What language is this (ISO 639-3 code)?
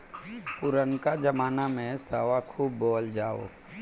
bho